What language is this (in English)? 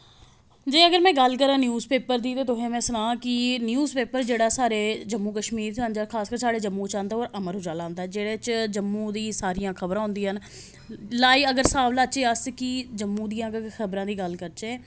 Dogri